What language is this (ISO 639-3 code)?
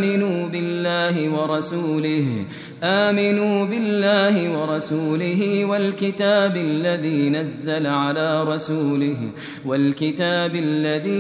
ara